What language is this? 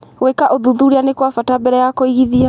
Kikuyu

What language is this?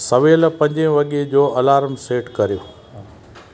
Sindhi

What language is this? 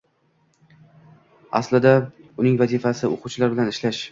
Uzbek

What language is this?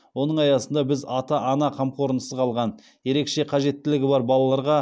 Kazakh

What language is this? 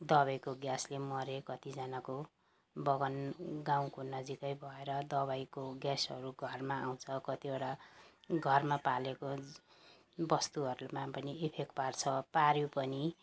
Nepali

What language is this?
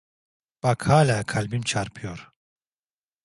Turkish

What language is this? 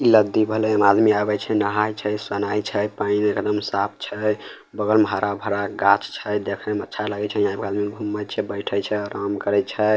Maithili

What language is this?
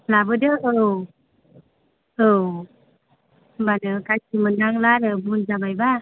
Bodo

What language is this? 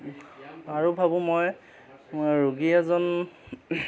Assamese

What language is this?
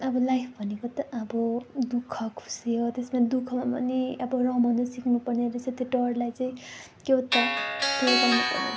Nepali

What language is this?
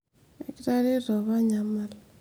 Masai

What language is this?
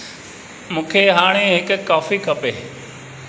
Sindhi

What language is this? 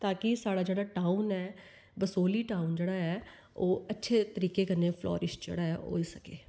Dogri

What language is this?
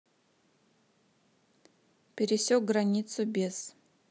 Russian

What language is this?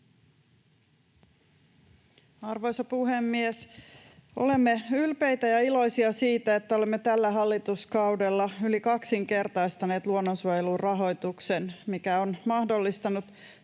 Finnish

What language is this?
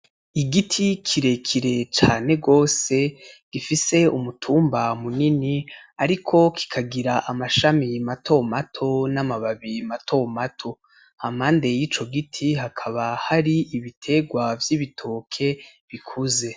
Rundi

